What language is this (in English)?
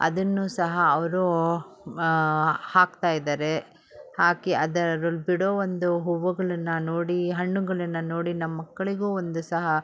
Kannada